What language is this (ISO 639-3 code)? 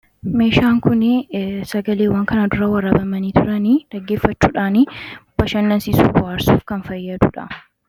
orm